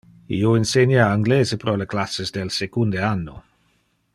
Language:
Interlingua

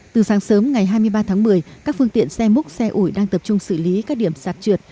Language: Vietnamese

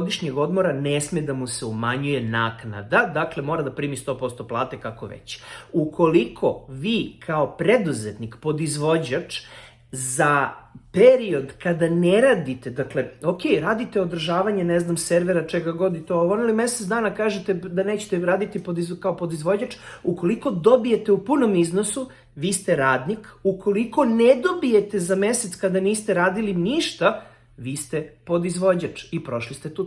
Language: Serbian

